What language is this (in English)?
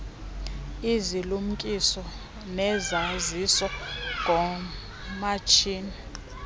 Xhosa